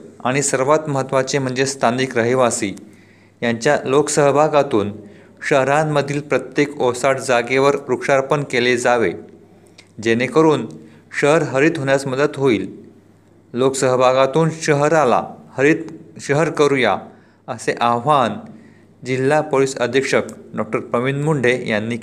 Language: Marathi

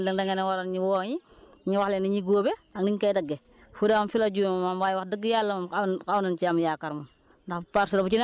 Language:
Wolof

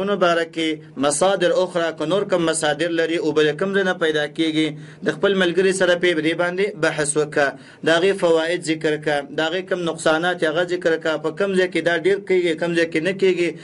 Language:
Arabic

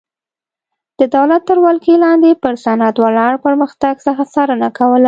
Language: Pashto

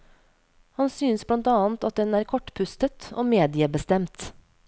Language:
Norwegian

